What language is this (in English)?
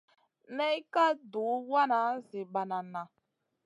Masana